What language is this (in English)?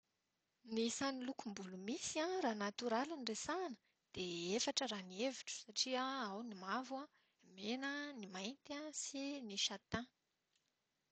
Malagasy